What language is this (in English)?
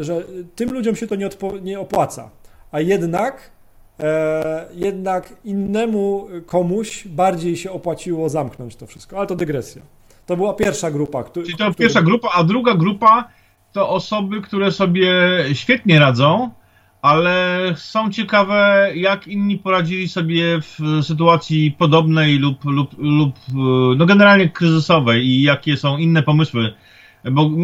Polish